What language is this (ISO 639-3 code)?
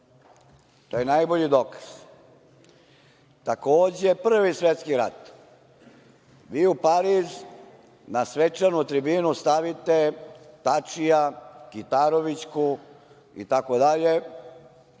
srp